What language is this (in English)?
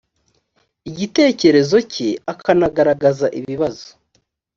Kinyarwanda